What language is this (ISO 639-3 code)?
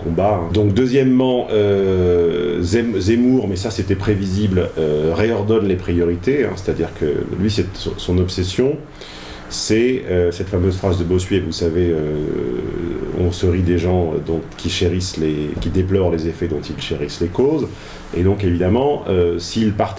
fra